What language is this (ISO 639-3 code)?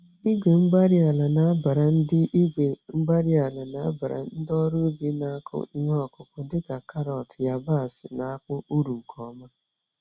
ibo